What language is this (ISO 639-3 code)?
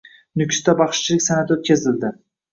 uzb